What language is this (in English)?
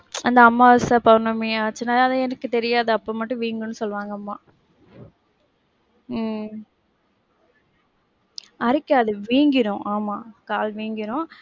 Tamil